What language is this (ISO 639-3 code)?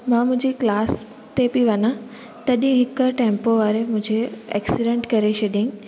snd